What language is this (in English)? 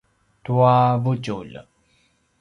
Paiwan